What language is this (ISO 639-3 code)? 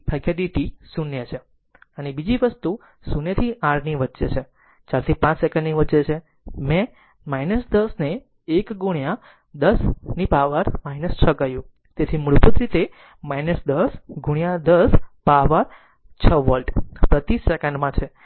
guj